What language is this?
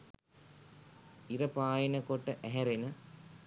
Sinhala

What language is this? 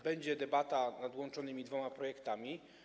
Polish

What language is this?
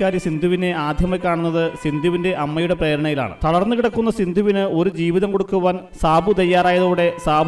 Thai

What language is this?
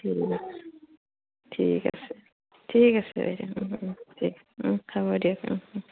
Assamese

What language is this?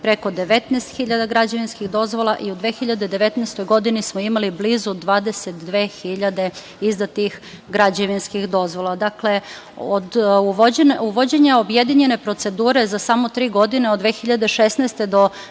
Serbian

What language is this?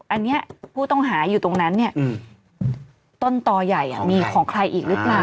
Thai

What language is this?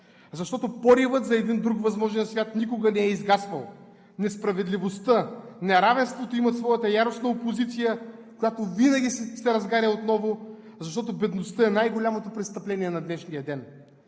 Bulgarian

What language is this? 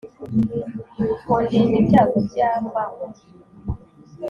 Kinyarwanda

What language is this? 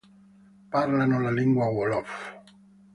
Italian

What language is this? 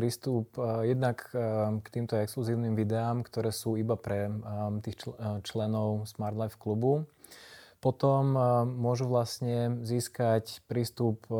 Slovak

